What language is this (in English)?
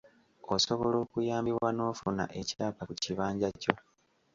Ganda